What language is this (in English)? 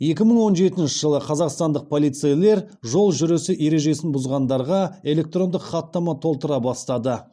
Kazakh